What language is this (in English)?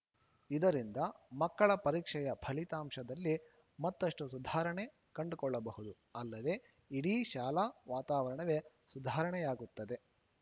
Kannada